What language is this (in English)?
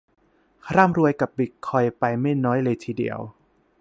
Thai